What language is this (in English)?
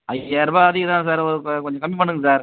Tamil